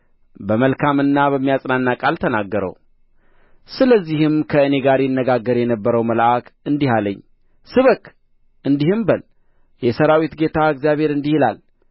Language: Amharic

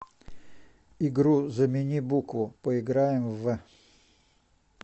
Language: Russian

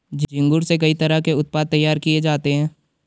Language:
Hindi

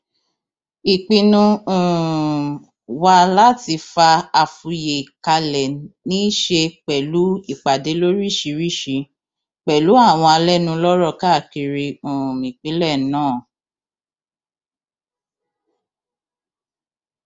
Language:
Yoruba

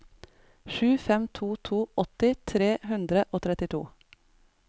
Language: Norwegian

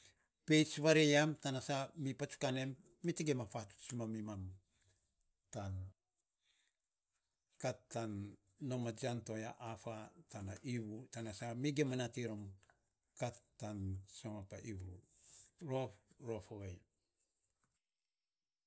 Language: Saposa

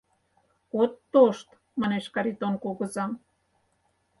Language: Mari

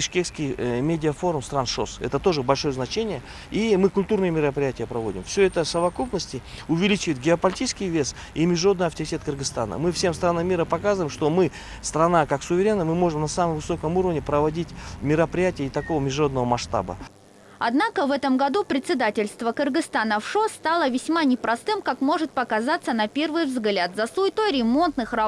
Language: Russian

